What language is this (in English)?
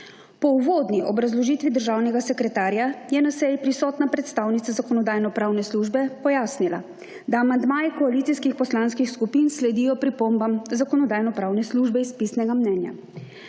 Slovenian